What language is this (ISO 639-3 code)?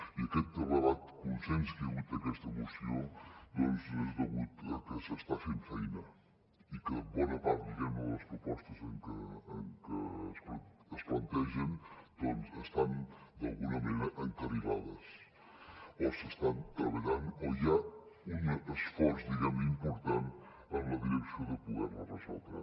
cat